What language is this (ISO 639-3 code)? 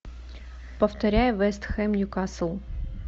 rus